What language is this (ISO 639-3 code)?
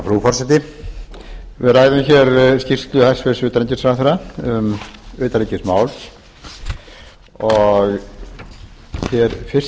isl